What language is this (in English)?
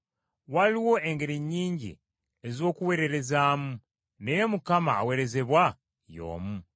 Ganda